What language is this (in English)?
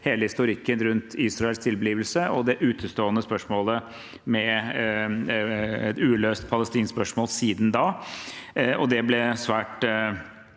Norwegian